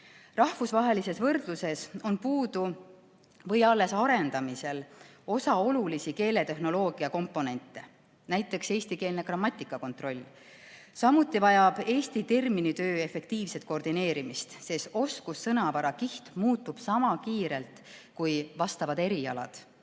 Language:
Estonian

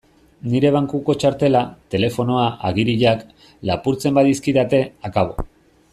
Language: Basque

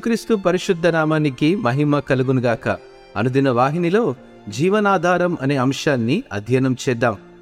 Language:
Telugu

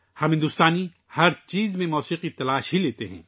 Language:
Urdu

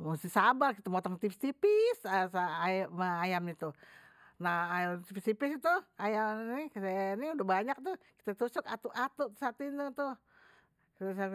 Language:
Betawi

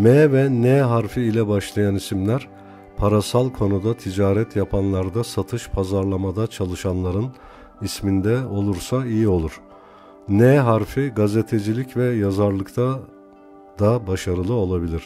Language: Turkish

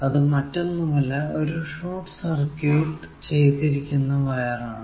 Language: Malayalam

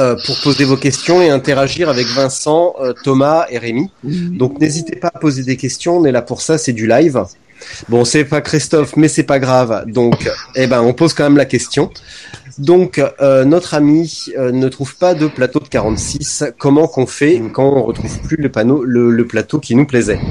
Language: French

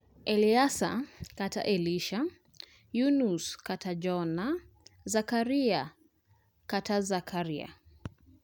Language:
Luo (Kenya and Tanzania)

